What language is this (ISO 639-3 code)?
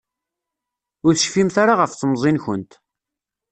kab